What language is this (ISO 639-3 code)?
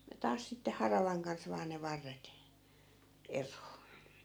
fin